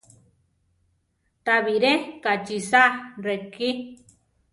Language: Central Tarahumara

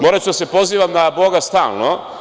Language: Serbian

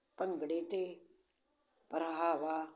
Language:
Punjabi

